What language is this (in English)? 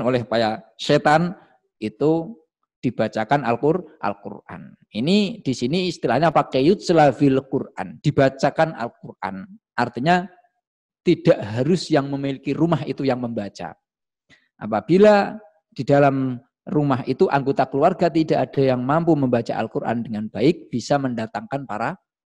Indonesian